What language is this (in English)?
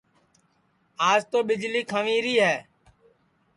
Sansi